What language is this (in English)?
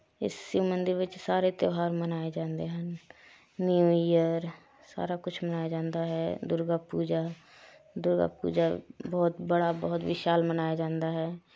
Punjabi